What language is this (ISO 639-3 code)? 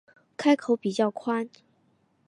zho